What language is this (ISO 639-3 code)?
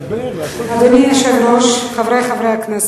heb